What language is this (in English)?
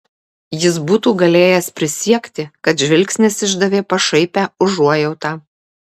Lithuanian